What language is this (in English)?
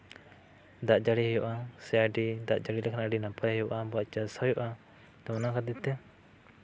Santali